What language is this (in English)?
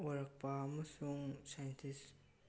Manipuri